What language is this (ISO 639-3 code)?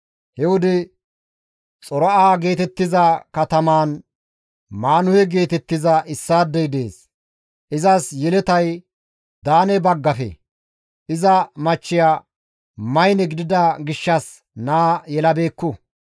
gmv